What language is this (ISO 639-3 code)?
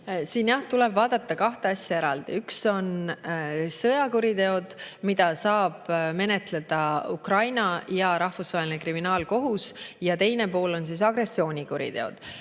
est